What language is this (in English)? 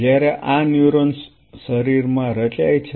Gujarati